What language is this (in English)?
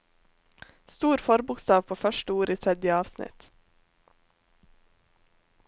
Norwegian